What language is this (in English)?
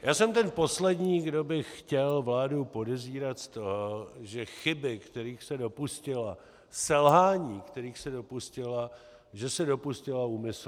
Czech